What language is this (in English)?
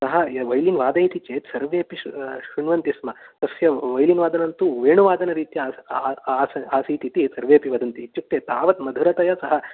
Sanskrit